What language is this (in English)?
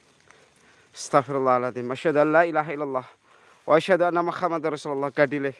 Indonesian